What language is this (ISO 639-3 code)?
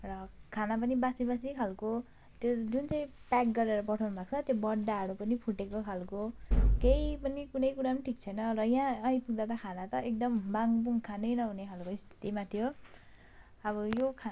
nep